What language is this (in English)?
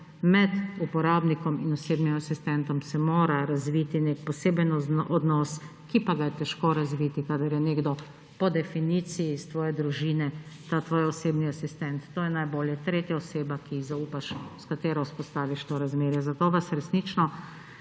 Slovenian